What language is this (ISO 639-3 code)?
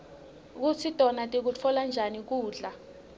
ssw